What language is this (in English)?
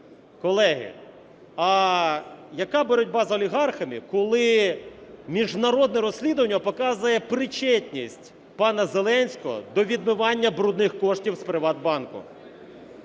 Ukrainian